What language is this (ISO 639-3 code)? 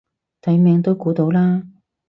yue